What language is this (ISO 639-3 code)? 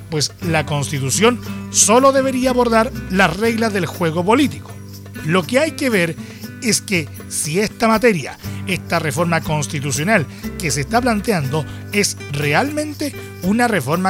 spa